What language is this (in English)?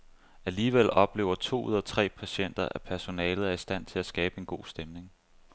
Danish